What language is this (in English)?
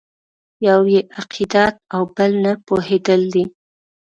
Pashto